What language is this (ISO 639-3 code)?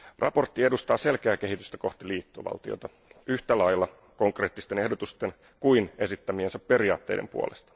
fin